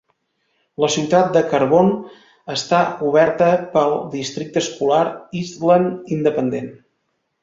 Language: Catalan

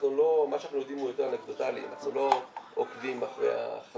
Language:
Hebrew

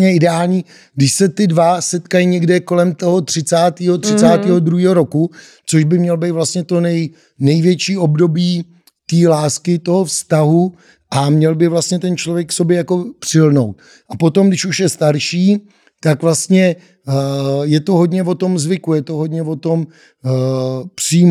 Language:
Czech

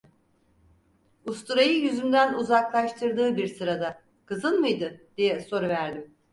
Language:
Turkish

